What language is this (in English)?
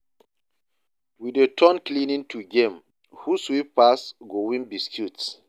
Nigerian Pidgin